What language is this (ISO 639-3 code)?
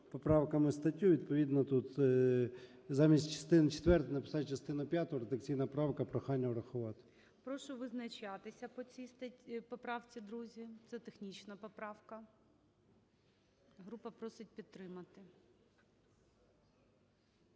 ukr